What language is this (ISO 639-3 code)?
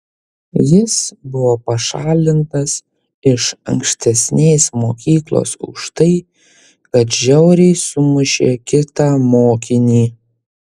lit